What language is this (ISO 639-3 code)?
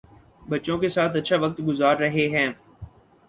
urd